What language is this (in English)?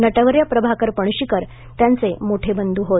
Marathi